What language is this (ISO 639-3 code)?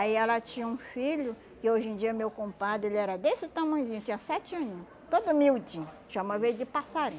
por